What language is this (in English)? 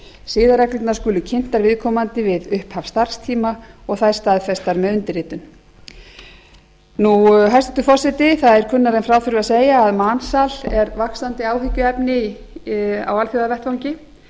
Icelandic